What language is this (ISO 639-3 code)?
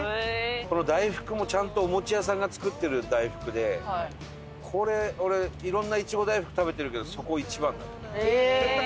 jpn